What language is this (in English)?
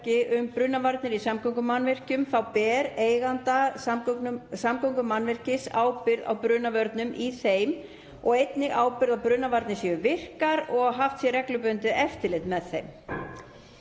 Icelandic